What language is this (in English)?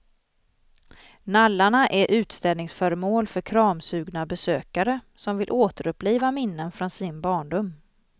Swedish